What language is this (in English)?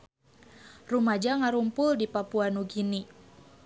Sundanese